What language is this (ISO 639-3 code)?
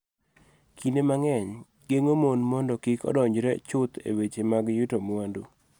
luo